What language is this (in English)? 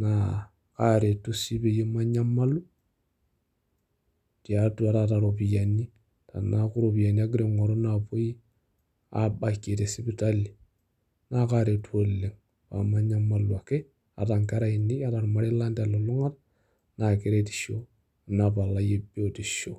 Masai